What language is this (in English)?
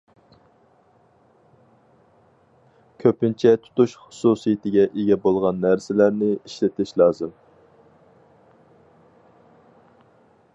Uyghur